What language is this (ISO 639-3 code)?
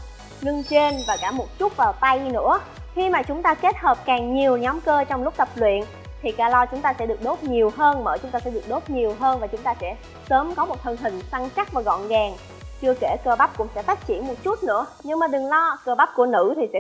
vie